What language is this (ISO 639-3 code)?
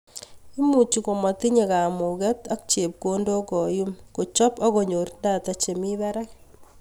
kln